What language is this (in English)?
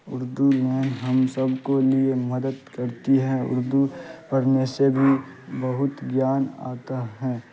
Urdu